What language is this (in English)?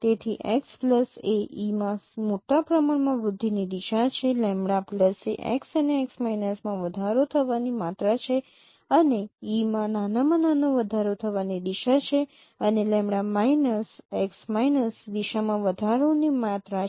Gujarati